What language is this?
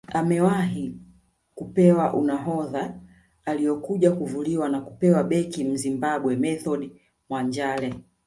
Swahili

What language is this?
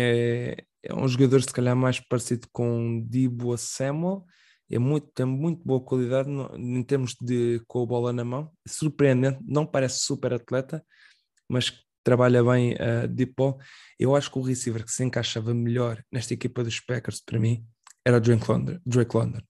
Portuguese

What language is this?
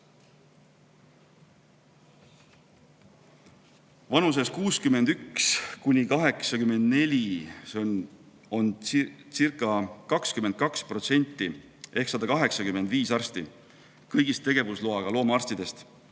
Estonian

